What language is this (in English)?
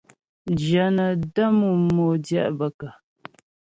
Ghomala